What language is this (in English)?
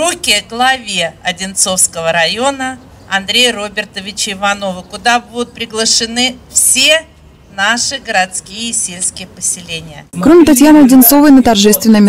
Russian